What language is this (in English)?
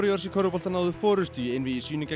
Icelandic